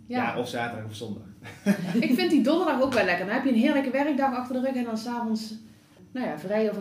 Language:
Dutch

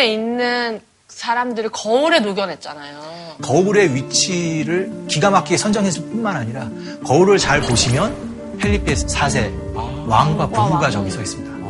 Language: Korean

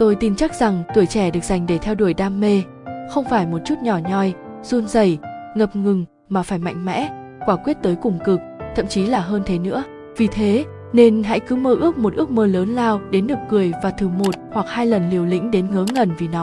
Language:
Vietnamese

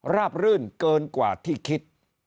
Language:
Thai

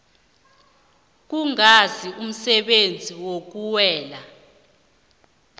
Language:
South Ndebele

